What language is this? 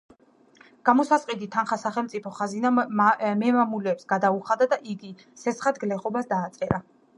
Georgian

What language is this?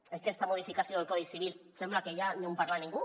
Catalan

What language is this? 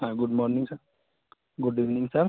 Urdu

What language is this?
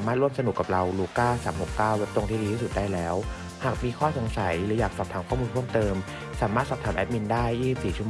Thai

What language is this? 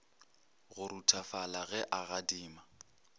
Northern Sotho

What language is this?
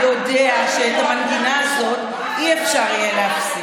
Hebrew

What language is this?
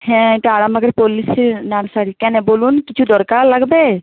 Bangla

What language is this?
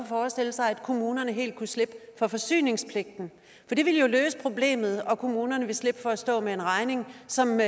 Danish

